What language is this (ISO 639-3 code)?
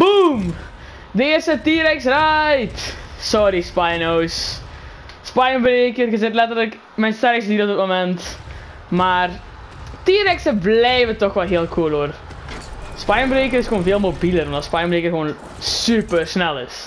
nld